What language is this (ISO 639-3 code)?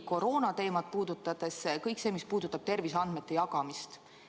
est